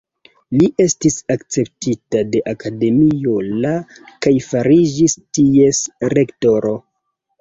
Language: Esperanto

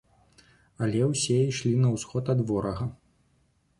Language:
Belarusian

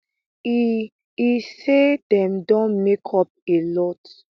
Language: Nigerian Pidgin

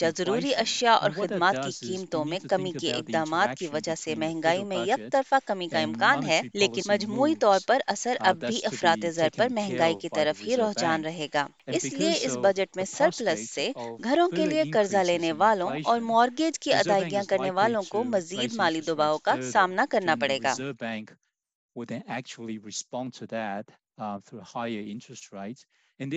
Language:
Urdu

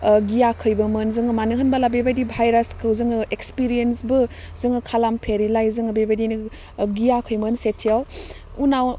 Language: Bodo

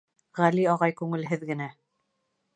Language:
Bashkir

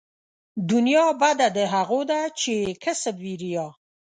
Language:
Pashto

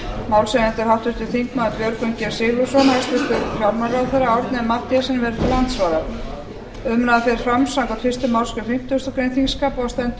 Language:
Icelandic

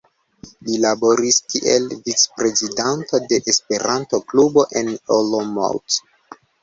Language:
Esperanto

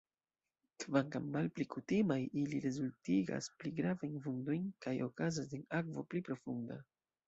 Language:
Esperanto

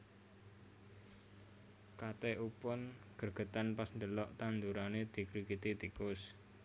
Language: Javanese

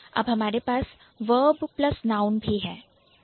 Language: Hindi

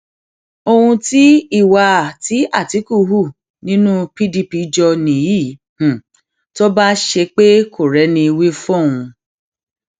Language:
Yoruba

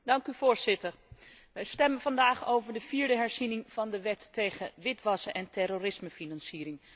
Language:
Dutch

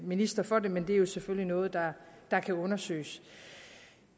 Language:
Danish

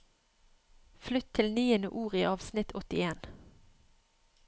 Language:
Norwegian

